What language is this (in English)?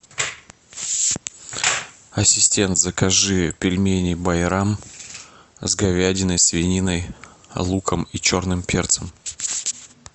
Russian